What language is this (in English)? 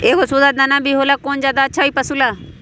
Magahi